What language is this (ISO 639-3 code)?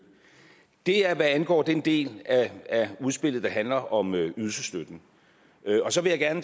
dan